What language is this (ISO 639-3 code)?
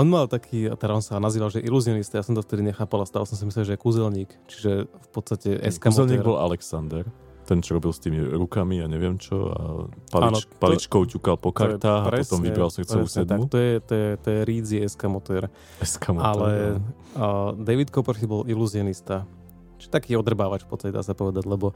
slk